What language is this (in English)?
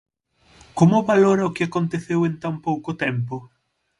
Galician